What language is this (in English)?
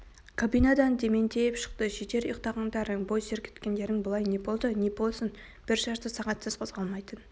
Kazakh